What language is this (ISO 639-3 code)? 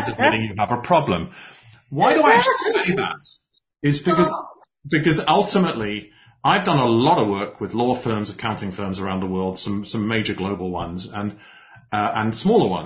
eng